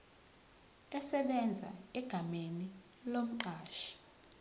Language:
Zulu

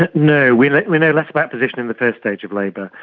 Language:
English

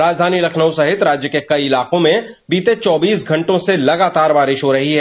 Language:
Hindi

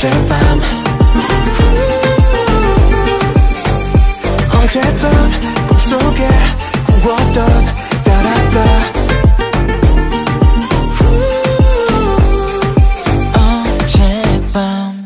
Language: Korean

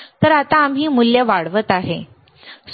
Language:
Marathi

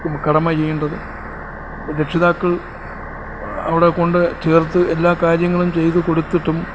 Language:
Malayalam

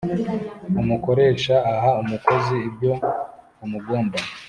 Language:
Kinyarwanda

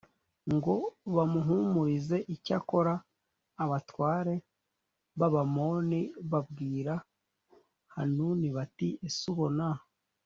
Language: Kinyarwanda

